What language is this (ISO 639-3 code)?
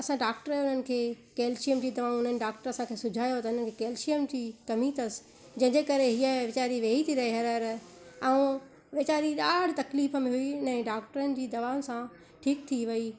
snd